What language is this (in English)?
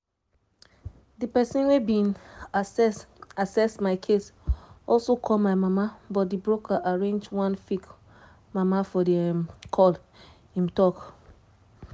Nigerian Pidgin